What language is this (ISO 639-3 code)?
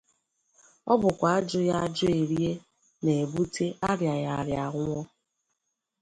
ibo